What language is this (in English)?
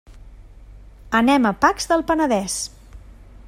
Catalan